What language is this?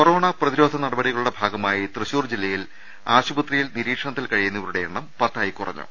Malayalam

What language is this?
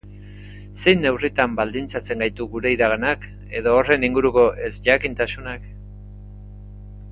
Basque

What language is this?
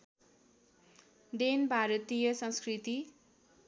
Nepali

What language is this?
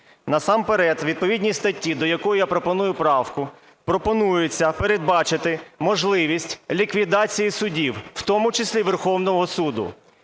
Ukrainian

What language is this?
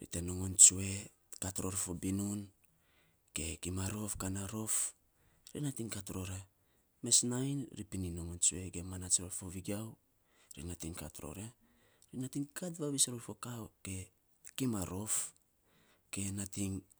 Saposa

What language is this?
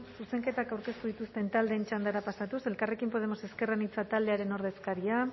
Basque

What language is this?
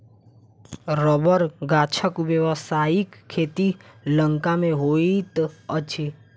Maithili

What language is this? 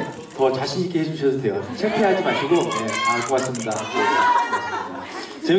Korean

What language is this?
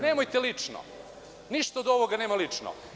Serbian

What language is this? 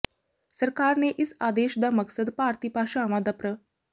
Punjabi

